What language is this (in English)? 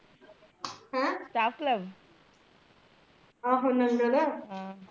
Punjabi